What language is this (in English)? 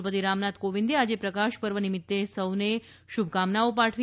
Gujarati